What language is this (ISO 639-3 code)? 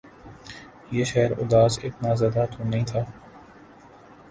urd